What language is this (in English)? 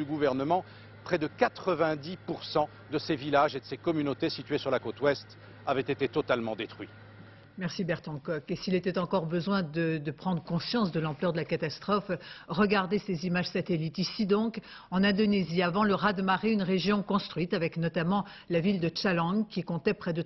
French